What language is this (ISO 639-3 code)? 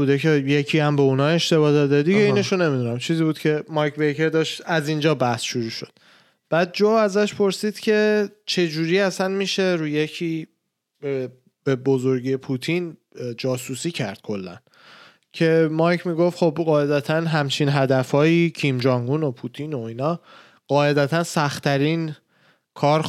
fas